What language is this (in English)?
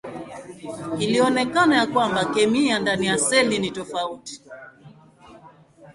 Swahili